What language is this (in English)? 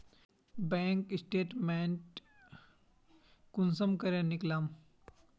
Magahi